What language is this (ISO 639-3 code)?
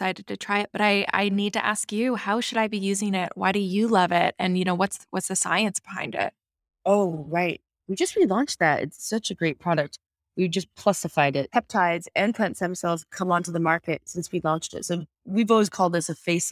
eng